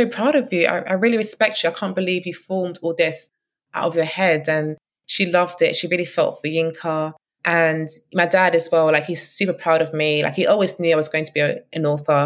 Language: English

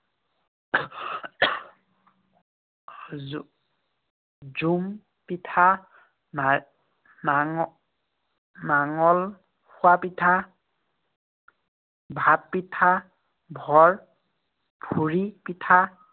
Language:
Assamese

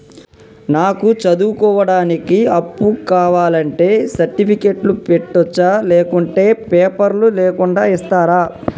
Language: Telugu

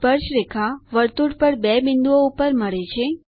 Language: Gujarati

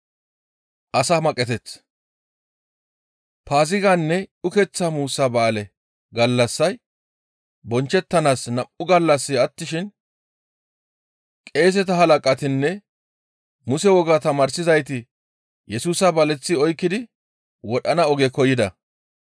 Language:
Gamo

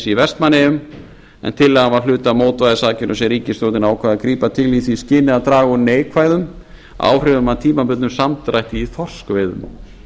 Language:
Icelandic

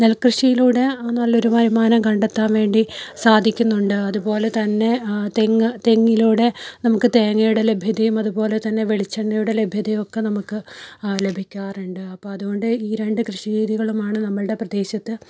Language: Malayalam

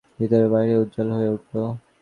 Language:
Bangla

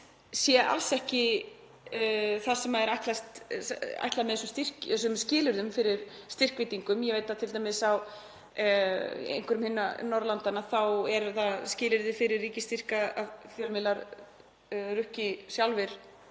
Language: Icelandic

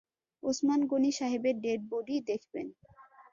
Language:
Bangla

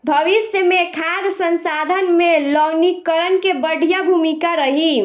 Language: Bhojpuri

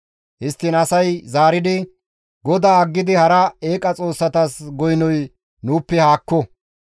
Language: Gamo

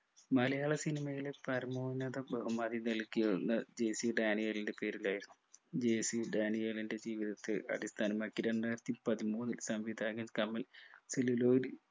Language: Malayalam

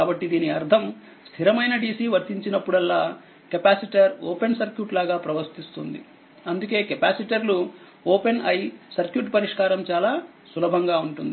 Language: Telugu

